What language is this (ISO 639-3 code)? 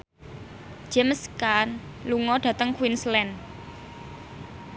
jav